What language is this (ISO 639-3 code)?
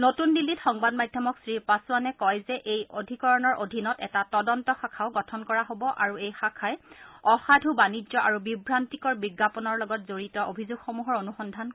asm